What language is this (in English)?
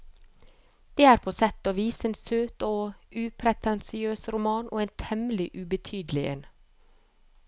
Norwegian